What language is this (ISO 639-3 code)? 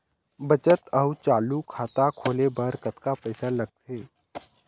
hne